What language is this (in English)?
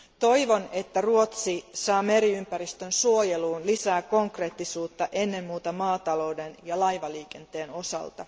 Finnish